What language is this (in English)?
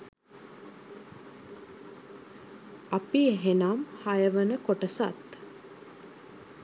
Sinhala